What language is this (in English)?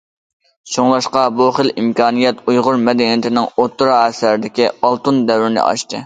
Uyghur